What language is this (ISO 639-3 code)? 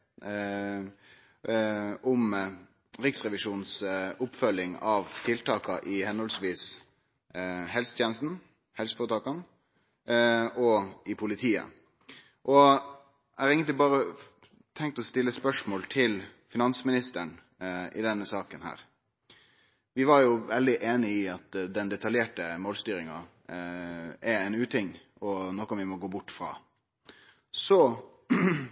nno